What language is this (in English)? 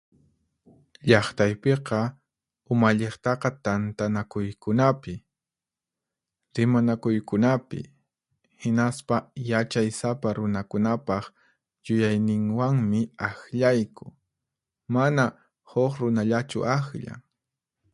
Puno Quechua